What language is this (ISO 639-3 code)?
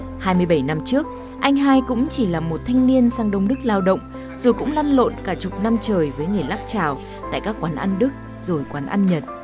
vie